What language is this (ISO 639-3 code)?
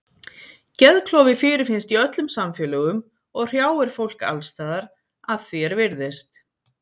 isl